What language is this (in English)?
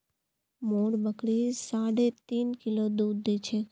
Magahi